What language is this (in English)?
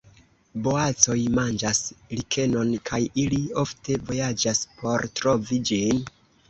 Esperanto